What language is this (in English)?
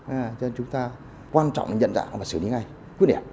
Vietnamese